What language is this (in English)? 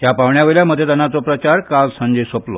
Konkani